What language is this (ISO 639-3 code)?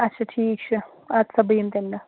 kas